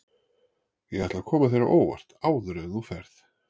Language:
Icelandic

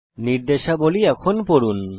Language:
Bangla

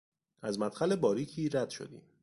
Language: Persian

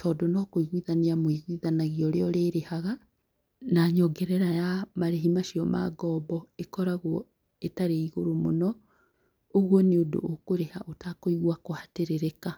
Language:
Kikuyu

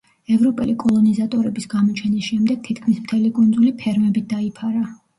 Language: Georgian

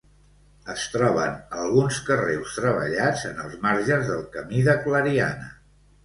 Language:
Catalan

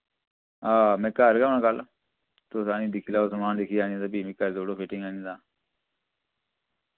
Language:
Dogri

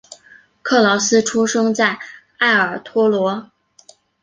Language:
Chinese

